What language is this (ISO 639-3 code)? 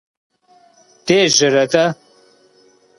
kbd